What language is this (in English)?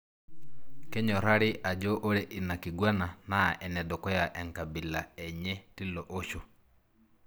Masai